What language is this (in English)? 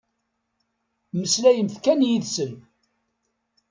Kabyle